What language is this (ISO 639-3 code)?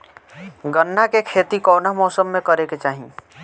bho